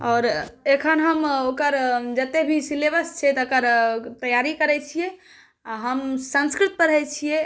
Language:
Maithili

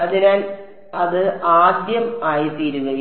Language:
Malayalam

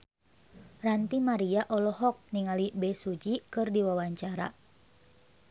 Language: Sundanese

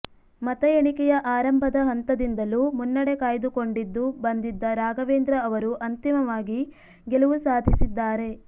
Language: Kannada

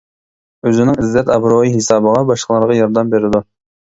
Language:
Uyghur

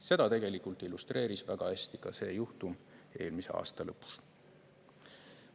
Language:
Estonian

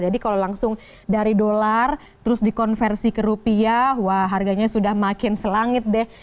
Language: Indonesian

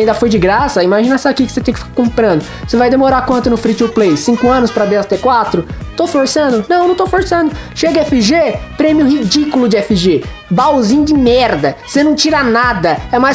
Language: Portuguese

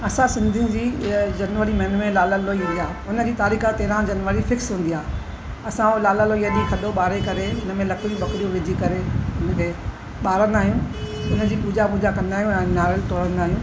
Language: Sindhi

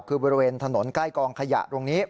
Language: Thai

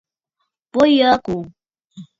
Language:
Bafut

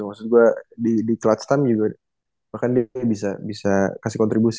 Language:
Indonesian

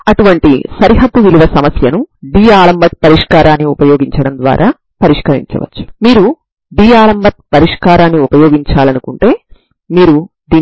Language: Telugu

